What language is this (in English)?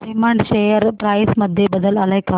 Marathi